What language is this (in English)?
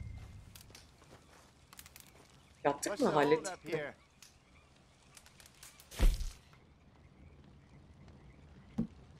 Turkish